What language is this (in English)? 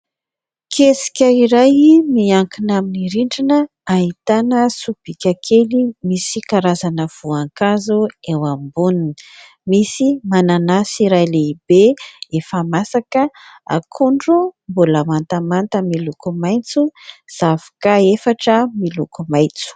Malagasy